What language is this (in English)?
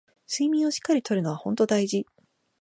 Japanese